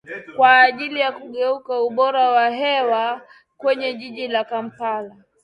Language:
Swahili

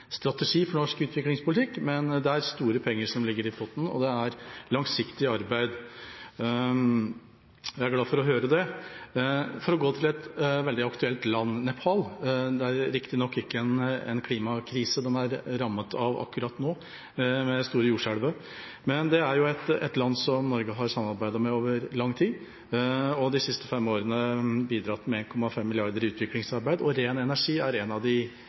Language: Norwegian Bokmål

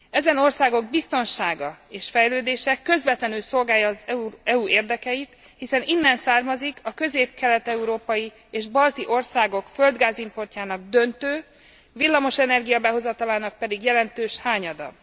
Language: Hungarian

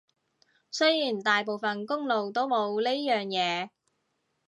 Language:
Cantonese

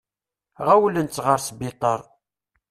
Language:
Kabyle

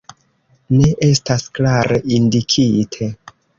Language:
Esperanto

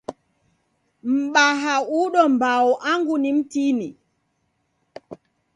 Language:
Taita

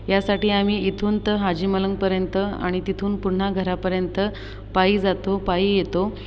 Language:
Marathi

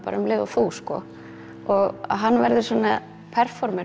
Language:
Icelandic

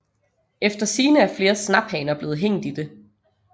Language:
Danish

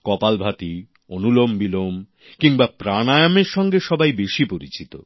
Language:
Bangla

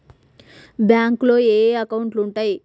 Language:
Telugu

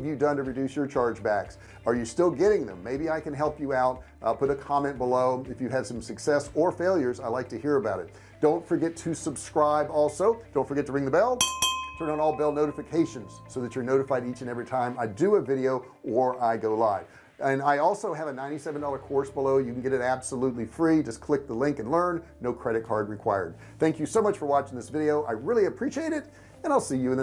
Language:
English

